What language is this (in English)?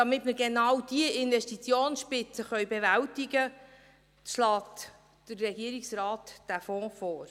Swiss German